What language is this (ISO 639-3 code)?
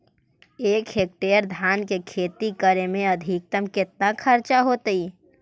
mag